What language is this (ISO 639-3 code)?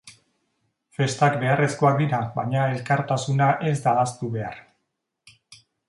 eus